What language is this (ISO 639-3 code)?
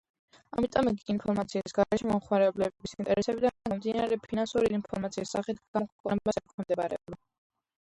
kat